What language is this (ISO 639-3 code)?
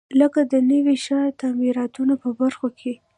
pus